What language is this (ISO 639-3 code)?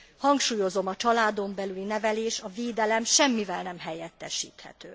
hun